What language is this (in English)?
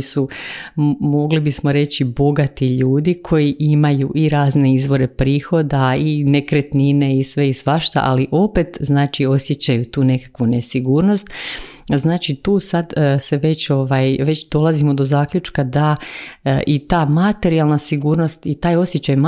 Croatian